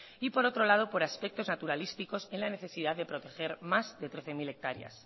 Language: Spanish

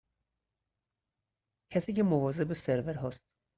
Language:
Persian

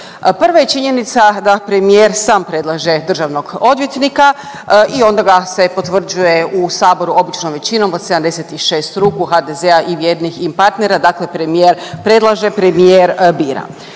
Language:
Croatian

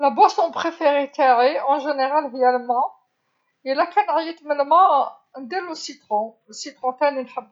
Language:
Algerian Arabic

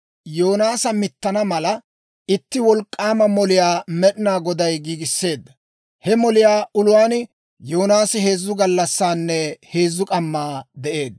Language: Dawro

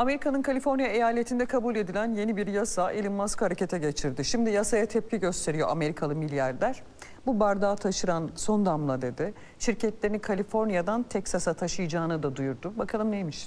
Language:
Turkish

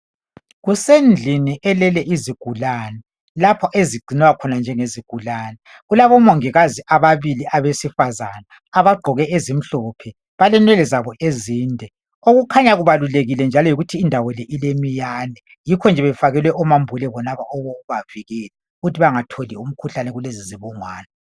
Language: North Ndebele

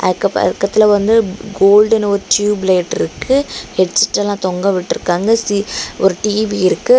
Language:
Tamil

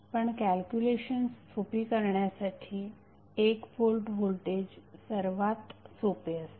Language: Marathi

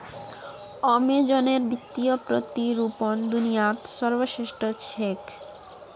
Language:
Magahi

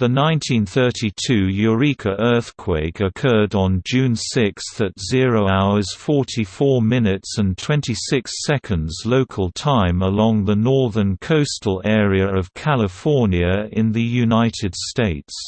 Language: English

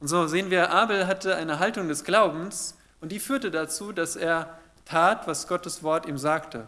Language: German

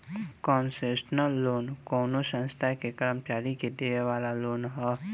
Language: Bhojpuri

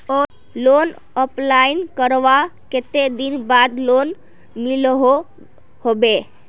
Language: Magahi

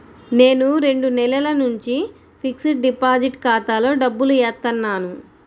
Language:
Telugu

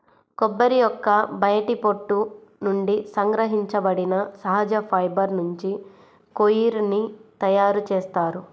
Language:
Telugu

